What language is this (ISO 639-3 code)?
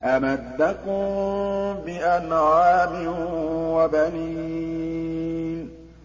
ara